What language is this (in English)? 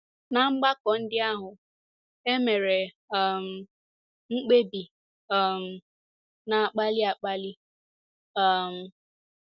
Igbo